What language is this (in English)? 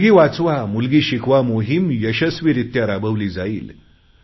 Marathi